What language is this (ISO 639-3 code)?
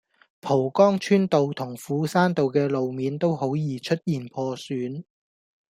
yue